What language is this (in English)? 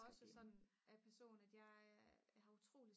Danish